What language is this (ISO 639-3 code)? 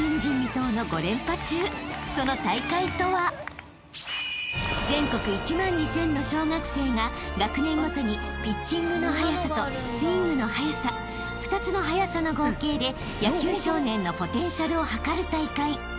jpn